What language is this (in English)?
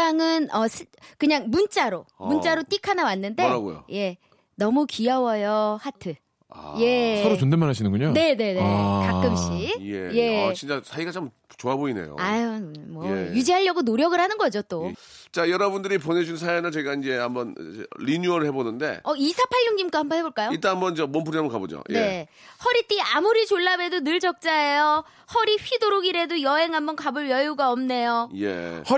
Korean